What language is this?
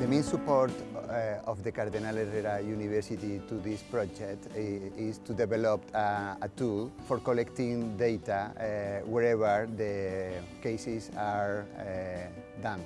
English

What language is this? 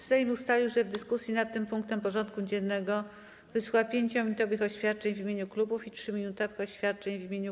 Polish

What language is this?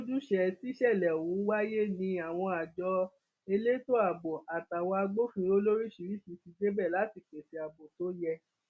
Yoruba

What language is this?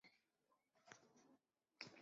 Chinese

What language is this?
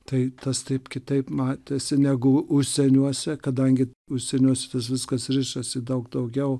Lithuanian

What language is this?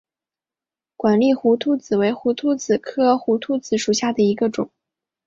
Chinese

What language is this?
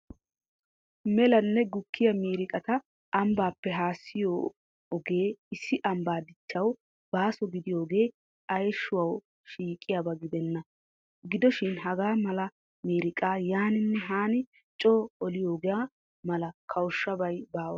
Wolaytta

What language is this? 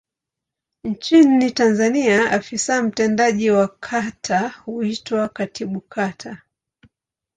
Swahili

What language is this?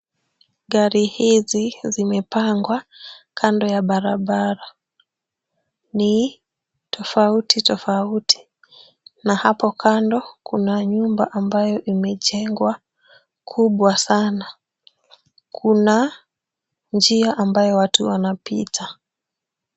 Swahili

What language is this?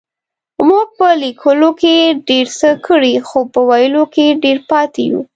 Pashto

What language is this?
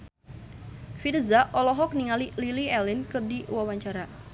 Sundanese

